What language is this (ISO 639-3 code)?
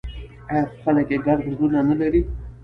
pus